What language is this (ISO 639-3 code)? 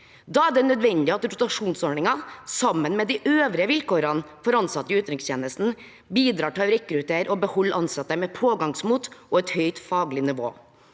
nor